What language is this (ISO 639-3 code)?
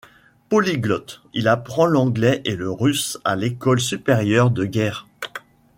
fra